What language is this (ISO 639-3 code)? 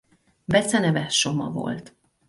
hun